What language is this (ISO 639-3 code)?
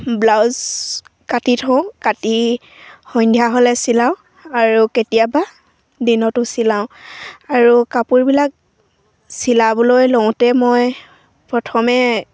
asm